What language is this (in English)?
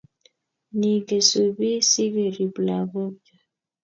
Kalenjin